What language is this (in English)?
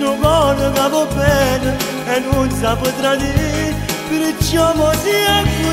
Romanian